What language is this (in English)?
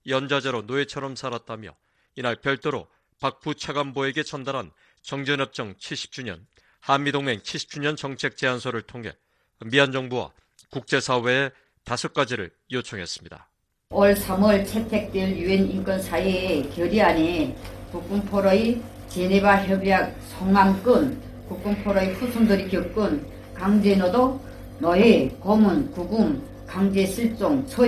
Korean